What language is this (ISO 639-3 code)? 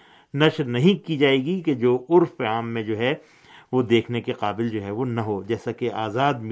urd